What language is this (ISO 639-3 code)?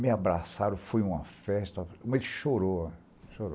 por